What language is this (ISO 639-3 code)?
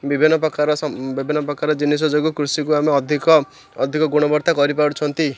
ori